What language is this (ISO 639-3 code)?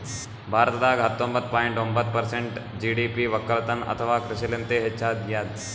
kan